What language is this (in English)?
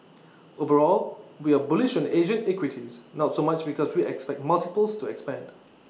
English